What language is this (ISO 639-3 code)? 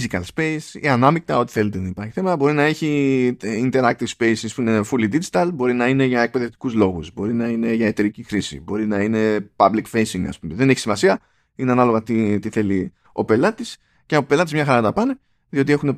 ell